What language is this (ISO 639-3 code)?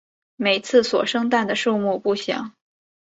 zho